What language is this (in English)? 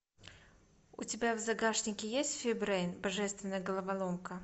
Russian